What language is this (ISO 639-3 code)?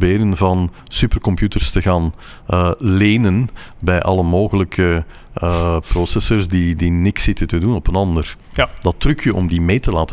nld